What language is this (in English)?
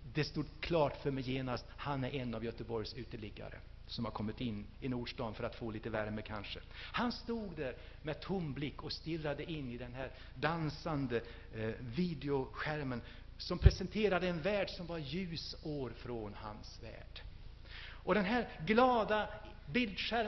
Swedish